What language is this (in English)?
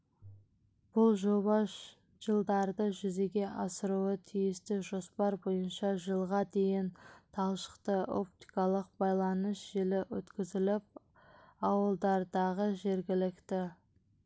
Kazakh